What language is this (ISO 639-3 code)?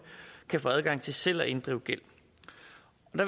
dan